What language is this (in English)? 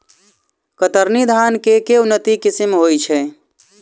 Maithili